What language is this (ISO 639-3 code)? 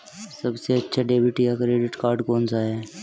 hin